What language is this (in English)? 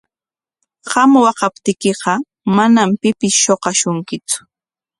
Corongo Ancash Quechua